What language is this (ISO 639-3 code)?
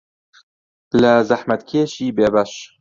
ckb